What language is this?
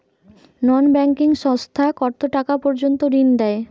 Bangla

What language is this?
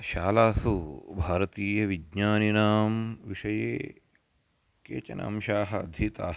Sanskrit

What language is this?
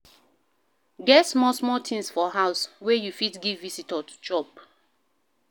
Nigerian Pidgin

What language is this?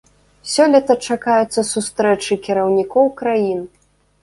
Belarusian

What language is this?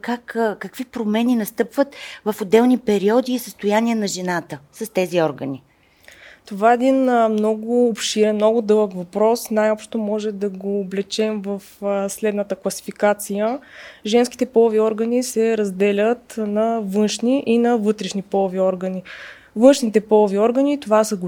Bulgarian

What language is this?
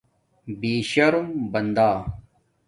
Domaaki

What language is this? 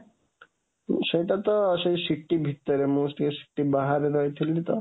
Odia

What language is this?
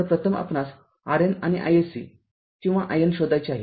Marathi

